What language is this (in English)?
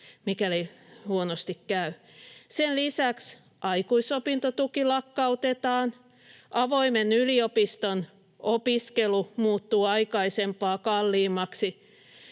Finnish